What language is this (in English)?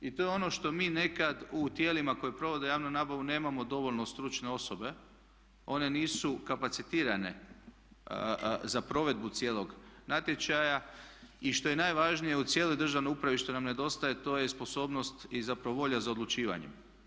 Croatian